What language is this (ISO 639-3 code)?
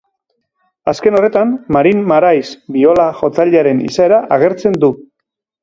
eus